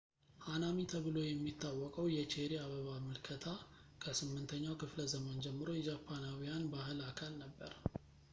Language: Amharic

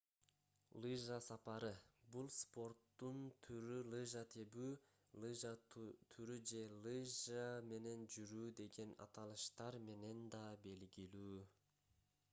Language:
Kyrgyz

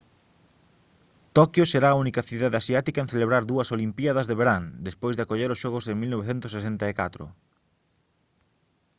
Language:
Galician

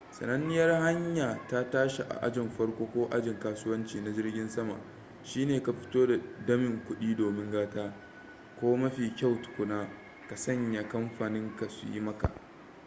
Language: Hausa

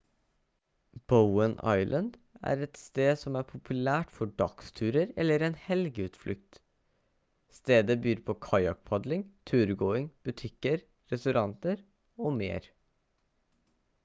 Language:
Norwegian Bokmål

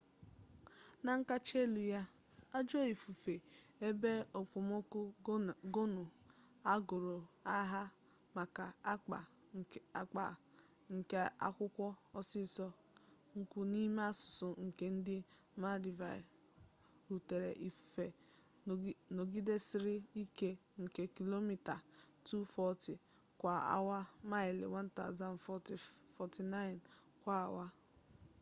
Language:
Igbo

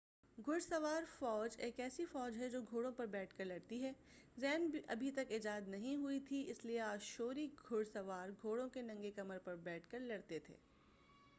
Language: Urdu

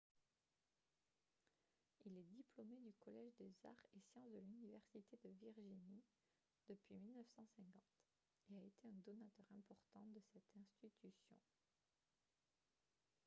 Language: French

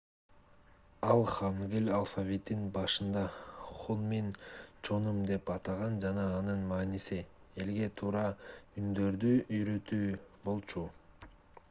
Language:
Kyrgyz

